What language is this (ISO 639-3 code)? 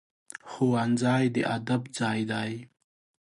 pus